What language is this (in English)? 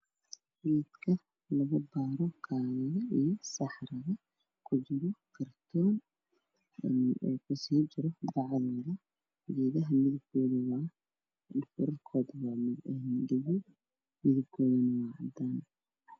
Somali